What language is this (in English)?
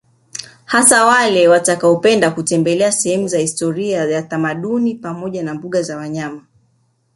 Swahili